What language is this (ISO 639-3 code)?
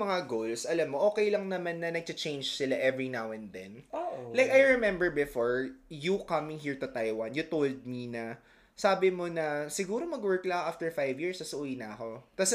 fil